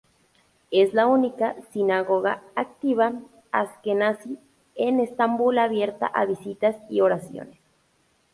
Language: Spanish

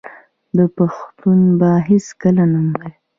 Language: Pashto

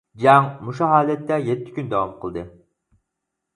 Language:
Uyghur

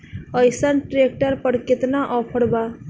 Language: Bhojpuri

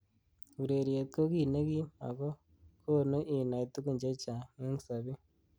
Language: Kalenjin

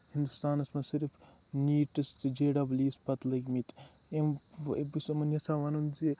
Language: Kashmiri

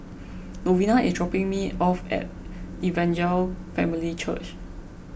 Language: English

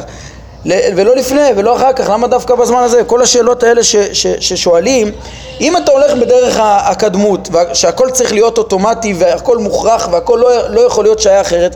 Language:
Hebrew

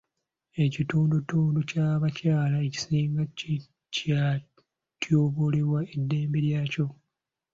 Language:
Ganda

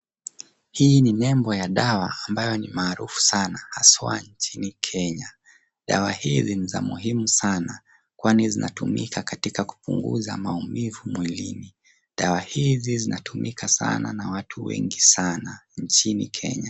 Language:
Swahili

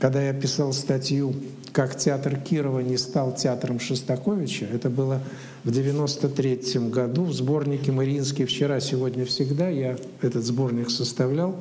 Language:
Russian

